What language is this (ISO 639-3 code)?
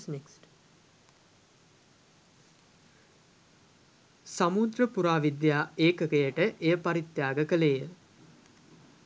sin